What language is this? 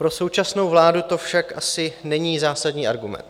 Czech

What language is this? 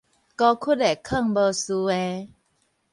Min Nan Chinese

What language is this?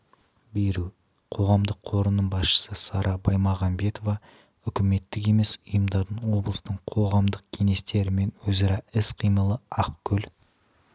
Kazakh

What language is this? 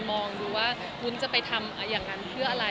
Thai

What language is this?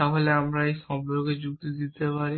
Bangla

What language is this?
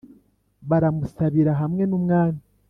Kinyarwanda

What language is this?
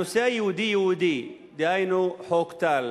Hebrew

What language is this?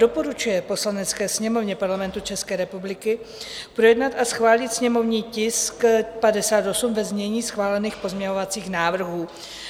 Czech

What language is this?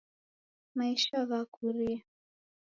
Taita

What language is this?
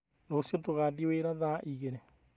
Kikuyu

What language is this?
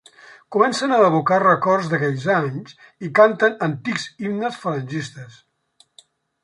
Catalan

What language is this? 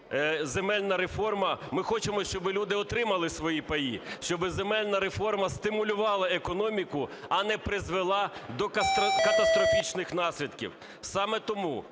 Ukrainian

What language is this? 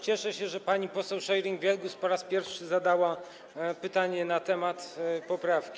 Polish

